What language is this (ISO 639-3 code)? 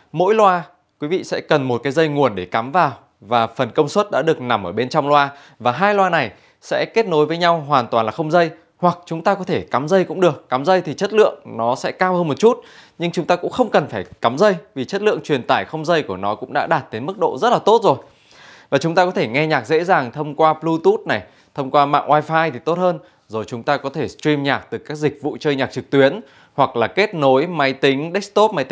vie